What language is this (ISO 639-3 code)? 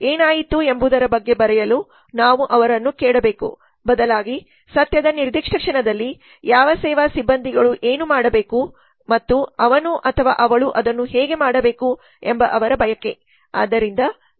kan